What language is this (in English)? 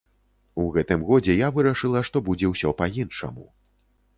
Belarusian